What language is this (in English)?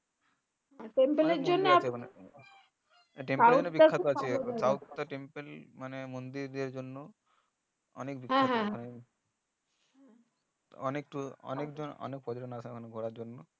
Bangla